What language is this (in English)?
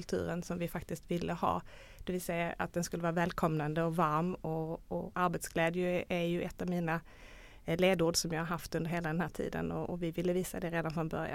Swedish